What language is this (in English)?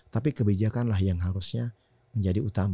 Indonesian